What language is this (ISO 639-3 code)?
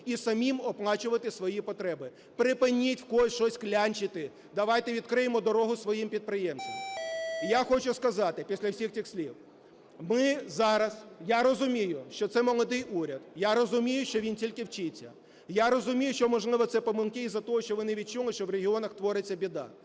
ukr